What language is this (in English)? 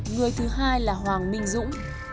Vietnamese